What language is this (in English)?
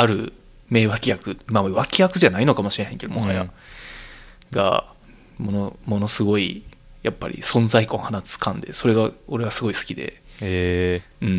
Japanese